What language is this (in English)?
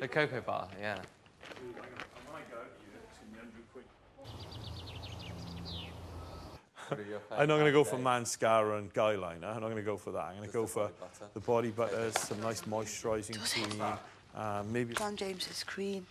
English